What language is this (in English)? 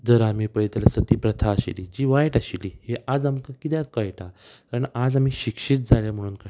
Konkani